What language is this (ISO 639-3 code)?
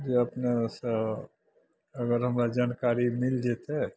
mai